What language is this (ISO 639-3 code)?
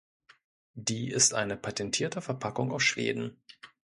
deu